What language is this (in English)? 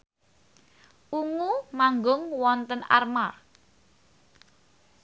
Javanese